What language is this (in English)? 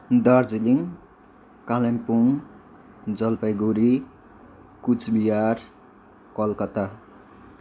Nepali